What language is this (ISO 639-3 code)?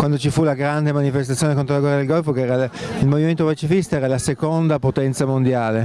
ita